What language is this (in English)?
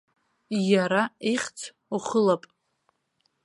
Abkhazian